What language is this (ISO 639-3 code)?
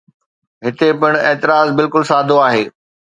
snd